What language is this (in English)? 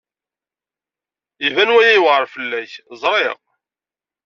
Kabyle